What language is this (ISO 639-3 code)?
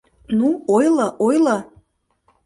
chm